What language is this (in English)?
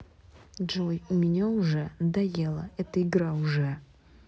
Russian